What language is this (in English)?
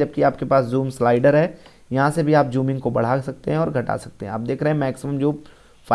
Hindi